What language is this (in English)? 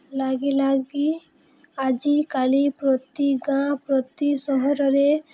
Odia